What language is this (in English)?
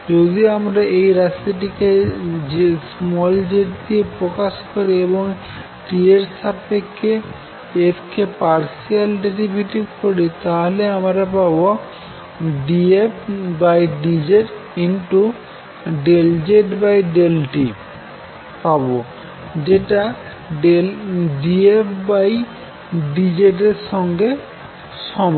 Bangla